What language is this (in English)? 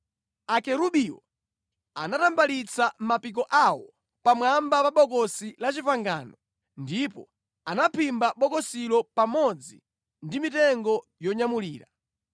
Nyanja